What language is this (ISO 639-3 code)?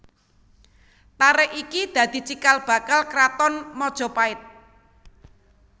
jav